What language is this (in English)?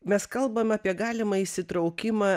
Lithuanian